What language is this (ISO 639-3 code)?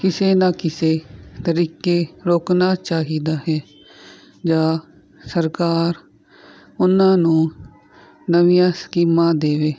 pan